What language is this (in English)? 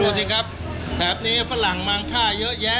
Thai